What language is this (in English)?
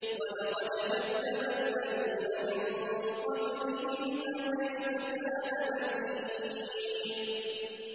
Arabic